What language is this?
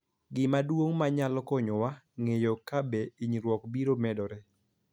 Luo (Kenya and Tanzania)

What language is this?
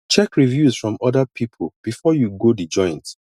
Nigerian Pidgin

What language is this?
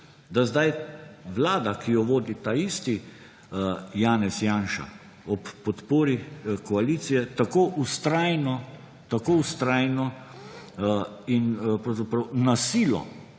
Slovenian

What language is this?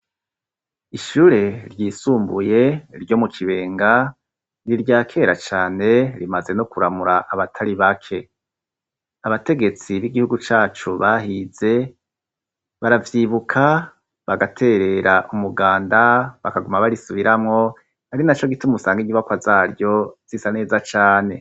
Rundi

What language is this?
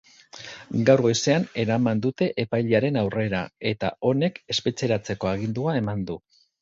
Basque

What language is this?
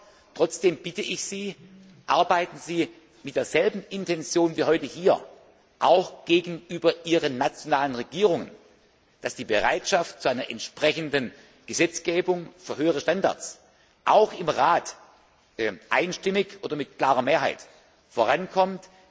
German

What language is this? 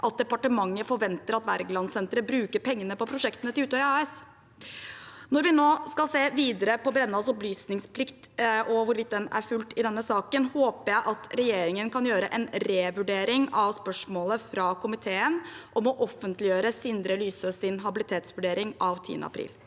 Norwegian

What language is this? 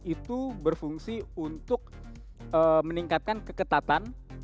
Indonesian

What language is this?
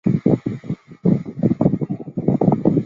Chinese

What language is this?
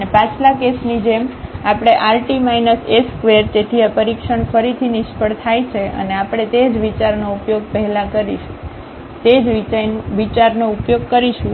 Gujarati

